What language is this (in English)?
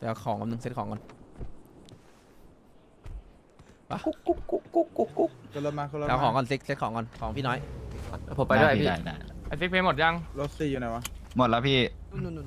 Thai